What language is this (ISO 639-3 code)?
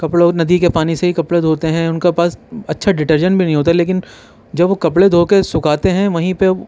urd